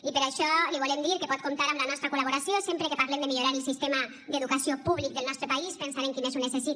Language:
Catalan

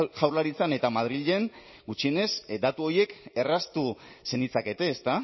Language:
Basque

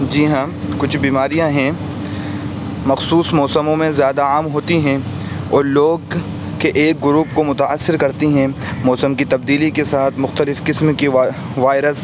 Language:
Urdu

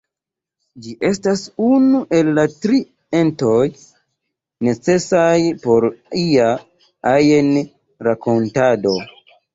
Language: Esperanto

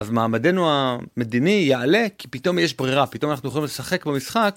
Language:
Hebrew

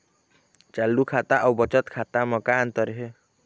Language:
Chhattisgarhi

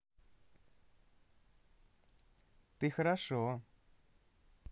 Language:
Russian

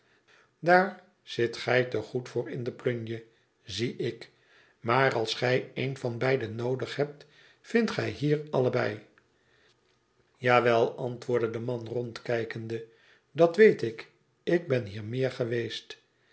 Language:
Dutch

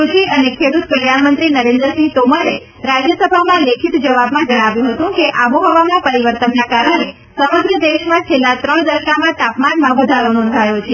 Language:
Gujarati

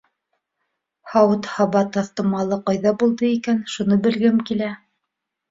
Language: Bashkir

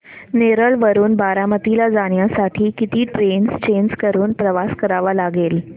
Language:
Marathi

